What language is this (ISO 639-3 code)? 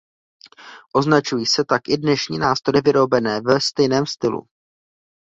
ces